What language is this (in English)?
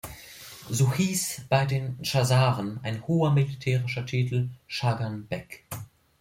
German